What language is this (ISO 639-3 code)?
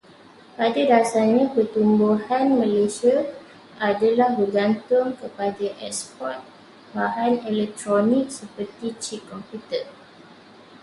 msa